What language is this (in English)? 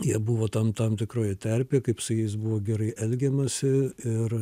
Lithuanian